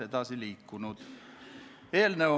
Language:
Estonian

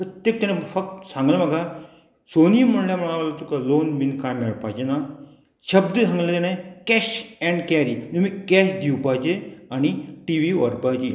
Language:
Konkani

